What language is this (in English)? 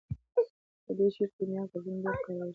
Pashto